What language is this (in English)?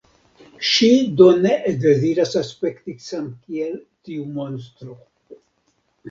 Esperanto